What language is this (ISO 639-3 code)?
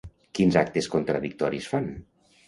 cat